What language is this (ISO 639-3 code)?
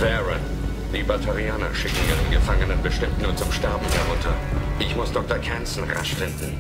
deu